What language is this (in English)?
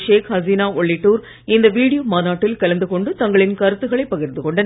Tamil